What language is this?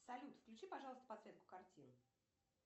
Russian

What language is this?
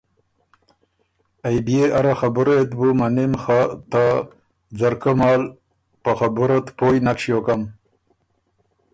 Ormuri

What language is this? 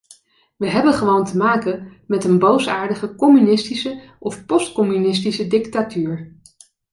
Dutch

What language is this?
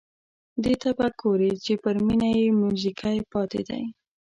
Pashto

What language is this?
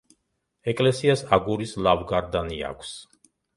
Georgian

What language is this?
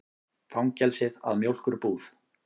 Icelandic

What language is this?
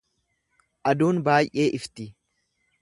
Oromo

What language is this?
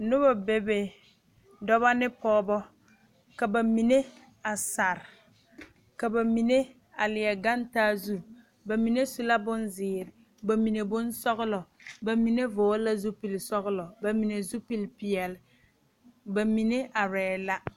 Southern Dagaare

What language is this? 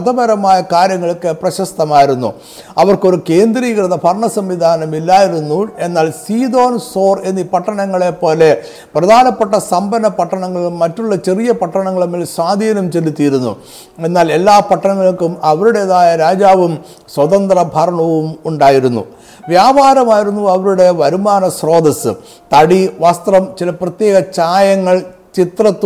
Malayalam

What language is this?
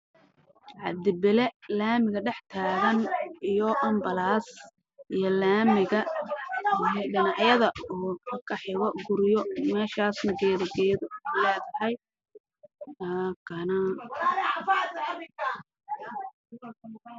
Somali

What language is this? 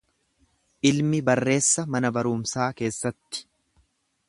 Oromo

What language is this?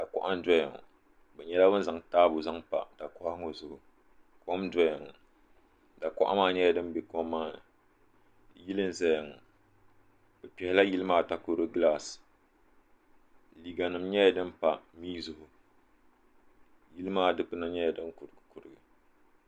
Dagbani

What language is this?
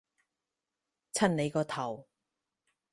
Cantonese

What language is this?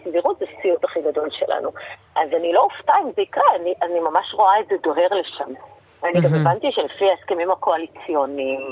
Hebrew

